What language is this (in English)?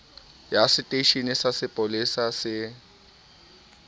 Southern Sotho